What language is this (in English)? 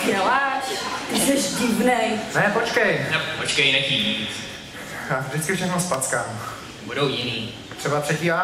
Czech